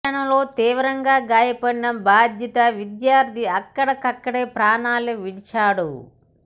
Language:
Telugu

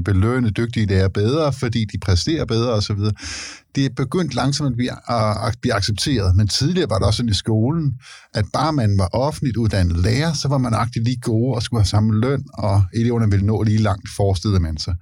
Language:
Danish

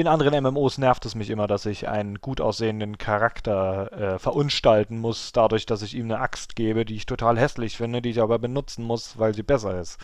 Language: German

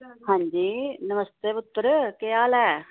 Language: Dogri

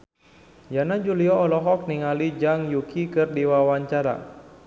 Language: Sundanese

